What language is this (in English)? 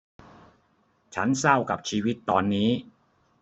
Thai